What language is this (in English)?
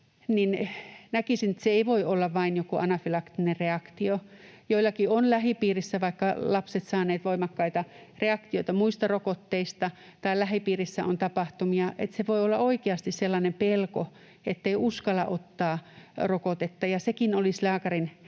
Finnish